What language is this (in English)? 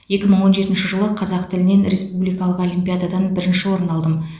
Kazakh